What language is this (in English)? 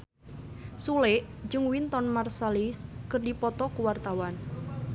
Sundanese